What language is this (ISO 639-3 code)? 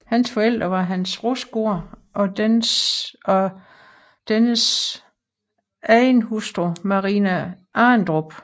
dan